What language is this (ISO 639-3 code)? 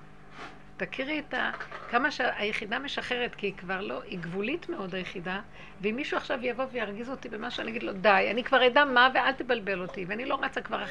heb